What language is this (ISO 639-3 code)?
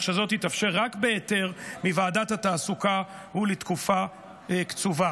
heb